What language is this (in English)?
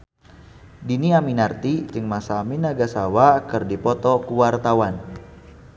Sundanese